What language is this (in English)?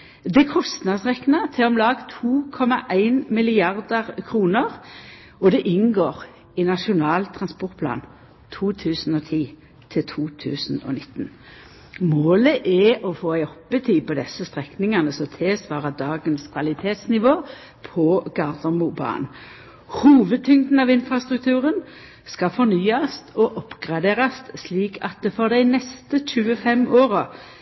Norwegian Nynorsk